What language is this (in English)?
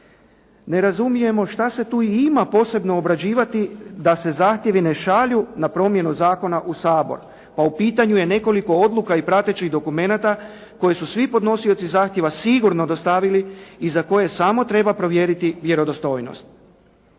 Croatian